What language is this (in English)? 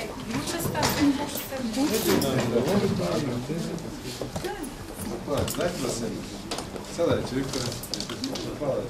Bulgarian